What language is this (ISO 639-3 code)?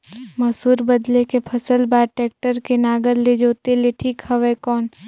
hne